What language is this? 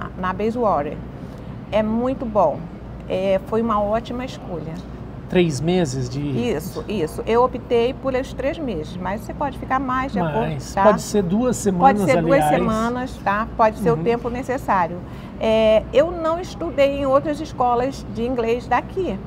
Portuguese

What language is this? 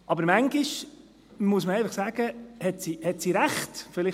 Swiss German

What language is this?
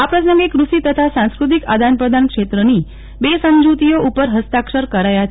Gujarati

